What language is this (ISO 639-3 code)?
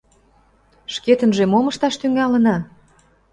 chm